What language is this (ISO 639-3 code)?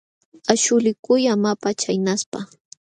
qxw